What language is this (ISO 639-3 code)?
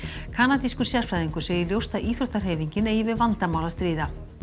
isl